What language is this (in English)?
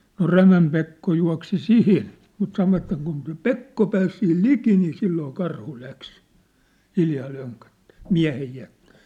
Finnish